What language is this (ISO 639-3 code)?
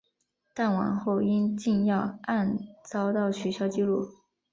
zho